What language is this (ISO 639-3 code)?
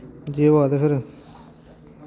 doi